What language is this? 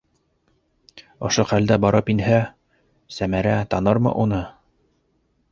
Bashkir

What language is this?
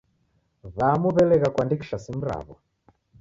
Taita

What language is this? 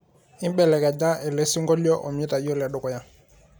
Masai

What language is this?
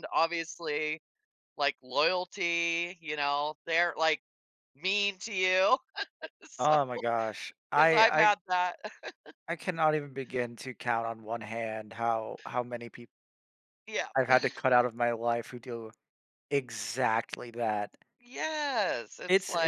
English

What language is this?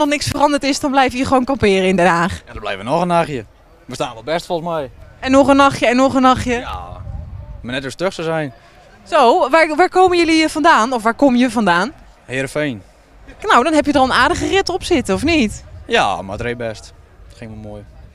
Dutch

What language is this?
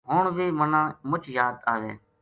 Gujari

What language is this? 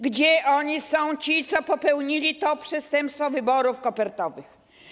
Polish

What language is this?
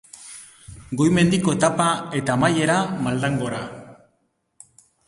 Basque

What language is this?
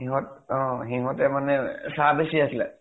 Assamese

